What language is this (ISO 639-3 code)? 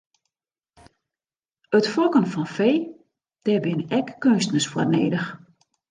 fry